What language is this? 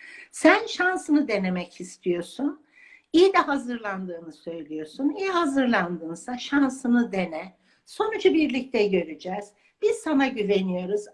Turkish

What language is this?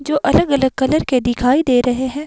Hindi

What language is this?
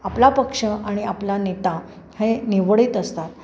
Marathi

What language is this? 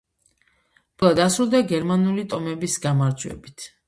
Georgian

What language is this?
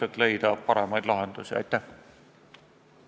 Estonian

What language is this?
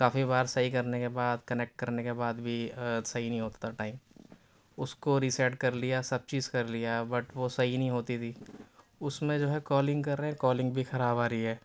Urdu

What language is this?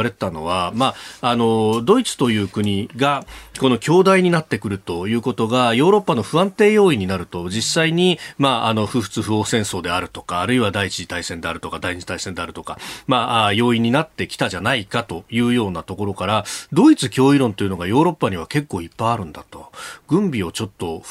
Japanese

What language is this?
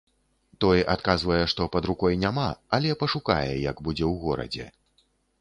Belarusian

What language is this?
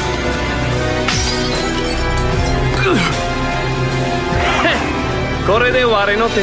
Japanese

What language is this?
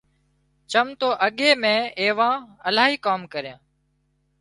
Wadiyara Koli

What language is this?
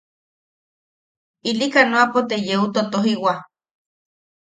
Yaqui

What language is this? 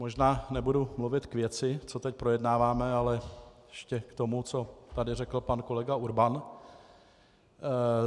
Czech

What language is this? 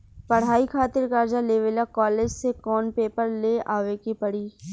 Bhojpuri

